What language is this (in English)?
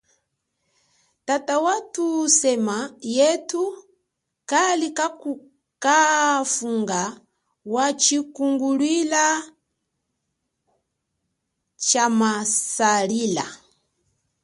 Chokwe